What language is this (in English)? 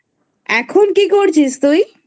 Bangla